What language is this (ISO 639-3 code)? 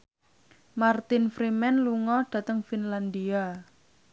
jav